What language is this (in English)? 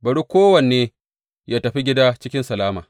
Hausa